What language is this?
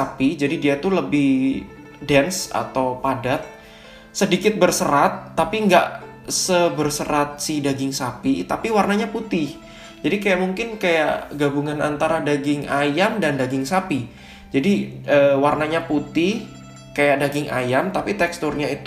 Indonesian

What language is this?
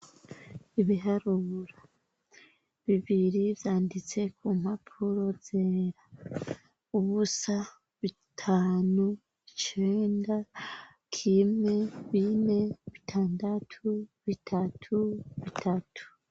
Rundi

